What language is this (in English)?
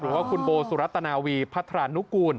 Thai